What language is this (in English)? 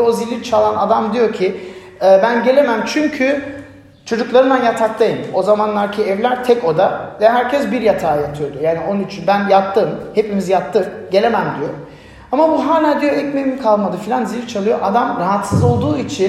Turkish